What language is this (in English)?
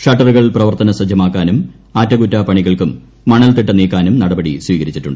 Malayalam